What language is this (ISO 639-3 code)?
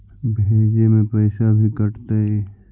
mag